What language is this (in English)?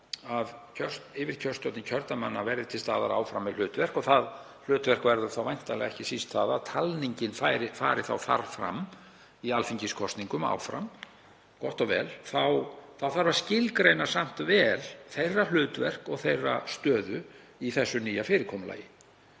Icelandic